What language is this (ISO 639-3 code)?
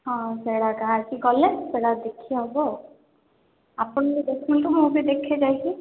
ori